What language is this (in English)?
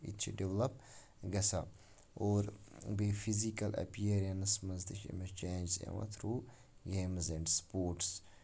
Kashmiri